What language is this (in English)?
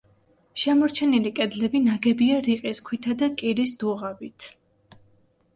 Georgian